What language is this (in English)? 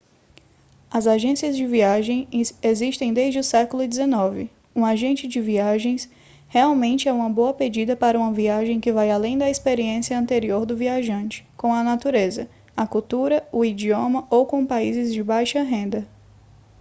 Portuguese